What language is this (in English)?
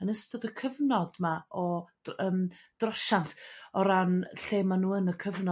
Welsh